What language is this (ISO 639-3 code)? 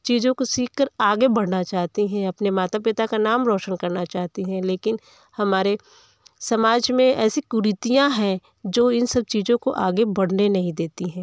hin